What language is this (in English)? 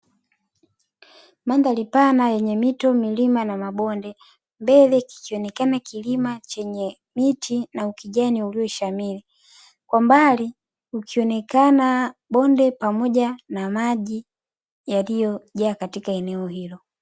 Swahili